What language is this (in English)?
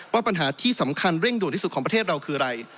Thai